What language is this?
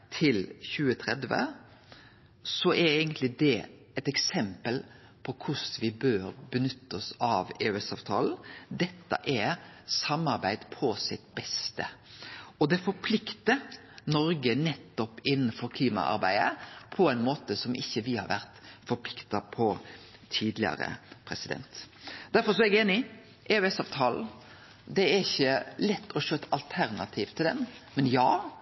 Norwegian Nynorsk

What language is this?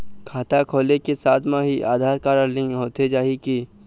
Chhattisgarhi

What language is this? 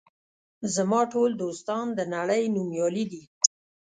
Pashto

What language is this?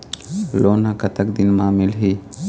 Chhattisgarhi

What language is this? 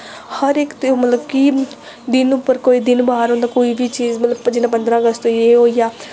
Dogri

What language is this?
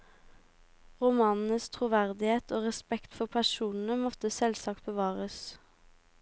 Norwegian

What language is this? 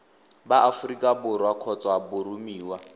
Tswana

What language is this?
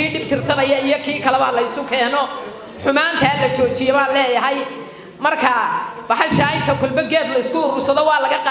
Arabic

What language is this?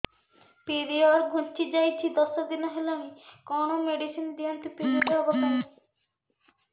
Odia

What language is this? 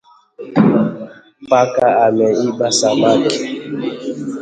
Swahili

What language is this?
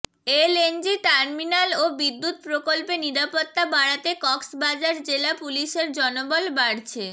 Bangla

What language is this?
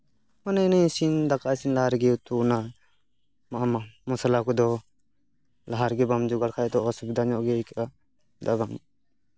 Santali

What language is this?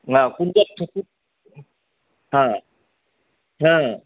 Assamese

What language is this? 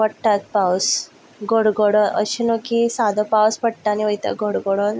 Konkani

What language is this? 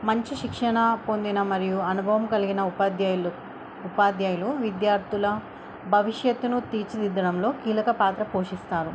Telugu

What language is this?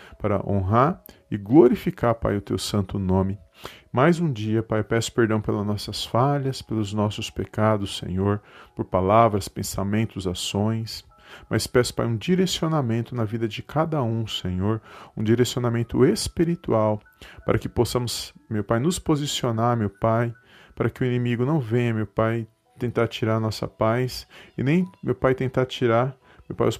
Portuguese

